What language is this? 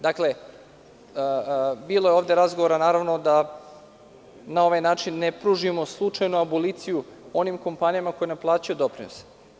Serbian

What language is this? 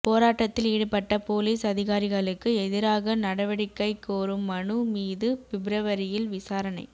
Tamil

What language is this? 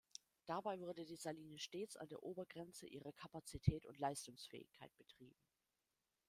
German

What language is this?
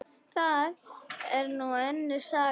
Icelandic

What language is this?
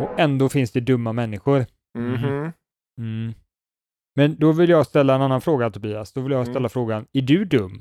Swedish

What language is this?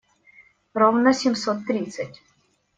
Russian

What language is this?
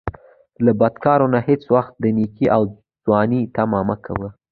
Pashto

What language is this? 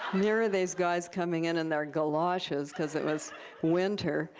English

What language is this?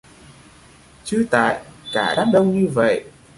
Vietnamese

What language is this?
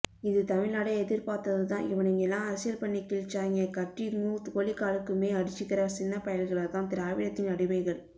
Tamil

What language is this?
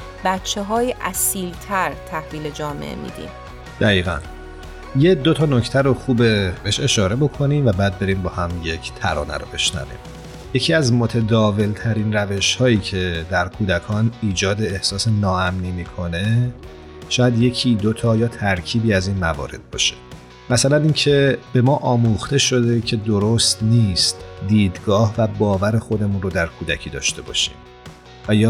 Persian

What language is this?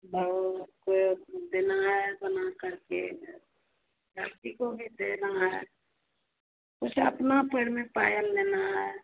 Hindi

